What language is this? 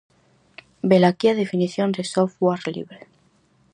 Galician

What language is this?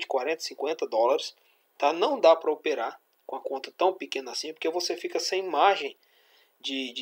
Portuguese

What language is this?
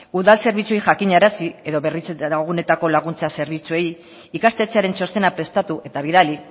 Basque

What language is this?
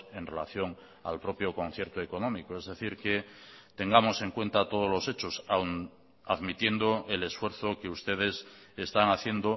Spanish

